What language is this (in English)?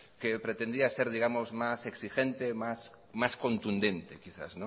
Spanish